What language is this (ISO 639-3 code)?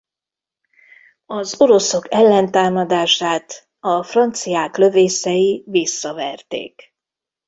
hun